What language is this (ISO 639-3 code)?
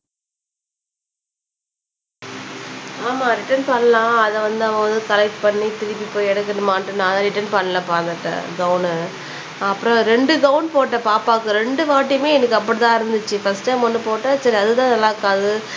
tam